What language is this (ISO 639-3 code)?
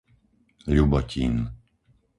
slk